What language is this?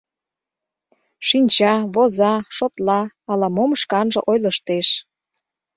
Mari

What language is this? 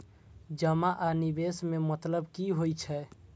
Maithili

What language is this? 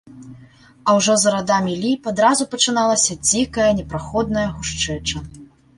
Belarusian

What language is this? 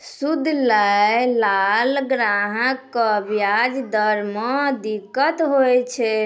Maithili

